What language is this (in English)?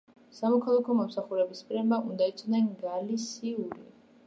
Georgian